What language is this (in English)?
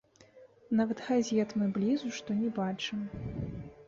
Belarusian